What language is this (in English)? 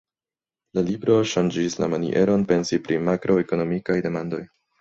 Esperanto